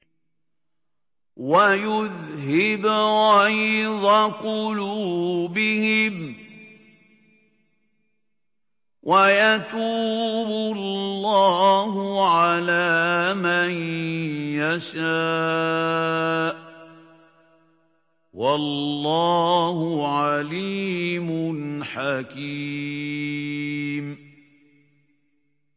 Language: Arabic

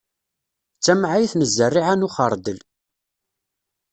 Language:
Kabyle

